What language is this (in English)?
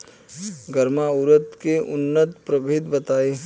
Bhojpuri